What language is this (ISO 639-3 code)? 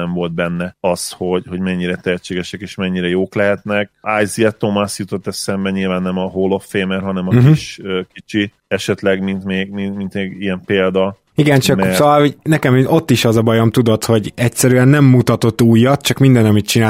hun